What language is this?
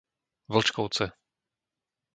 Slovak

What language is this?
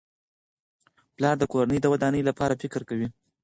Pashto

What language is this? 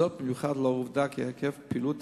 Hebrew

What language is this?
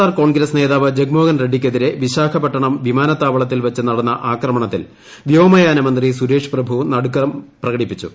Malayalam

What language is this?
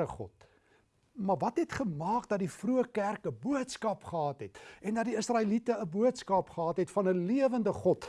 Dutch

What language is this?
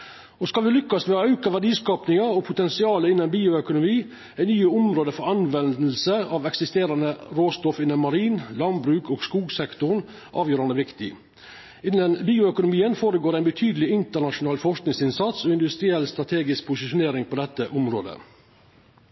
Norwegian Nynorsk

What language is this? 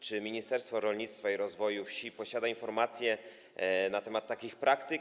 Polish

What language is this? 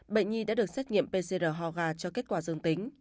Vietnamese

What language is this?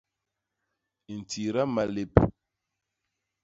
Basaa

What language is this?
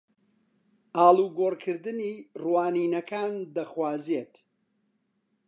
Central Kurdish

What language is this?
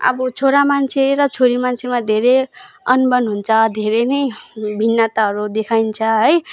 Nepali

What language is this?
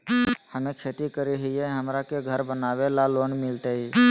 Magahi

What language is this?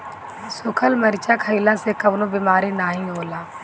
Bhojpuri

